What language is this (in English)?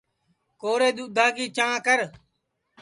Sansi